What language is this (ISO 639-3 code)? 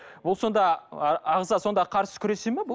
kaz